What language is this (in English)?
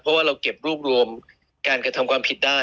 Thai